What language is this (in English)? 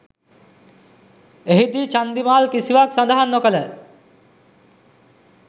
Sinhala